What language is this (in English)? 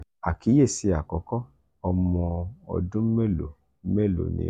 Yoruba